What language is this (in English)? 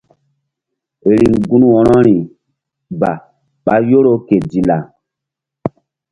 Mbum